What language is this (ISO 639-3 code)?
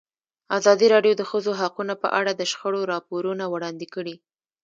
pus